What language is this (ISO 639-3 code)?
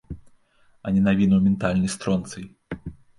bel